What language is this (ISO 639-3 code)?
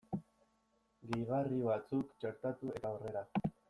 eus